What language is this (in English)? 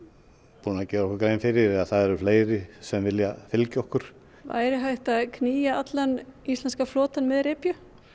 Icelandic